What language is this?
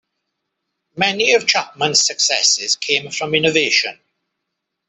English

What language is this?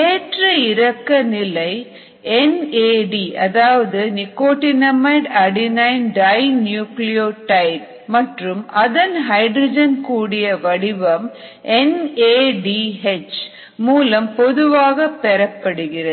Tamil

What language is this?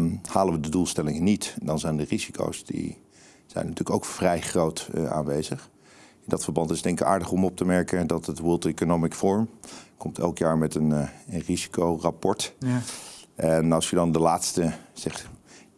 Dutch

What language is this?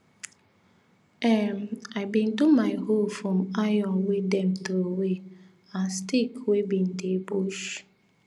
Nigerian Pidgin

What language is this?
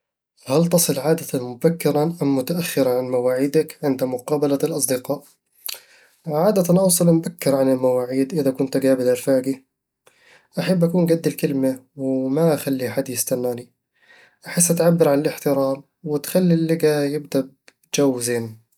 Eastern Egyptian Bedawi Arabic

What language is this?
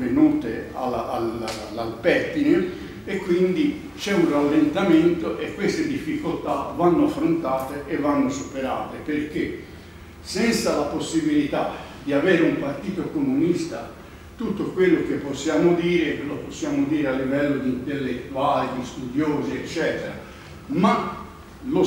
Italian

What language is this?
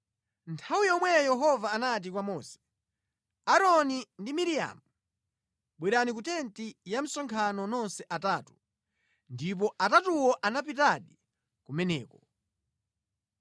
Nyanja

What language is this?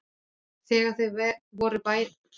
Icelandic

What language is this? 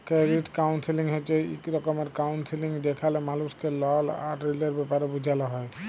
Bangla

